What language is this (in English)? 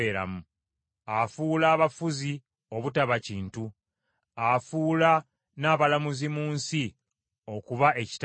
Ganda